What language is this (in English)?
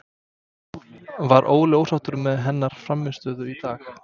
Icelandic